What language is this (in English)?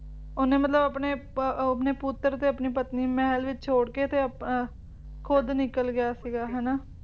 Punjabi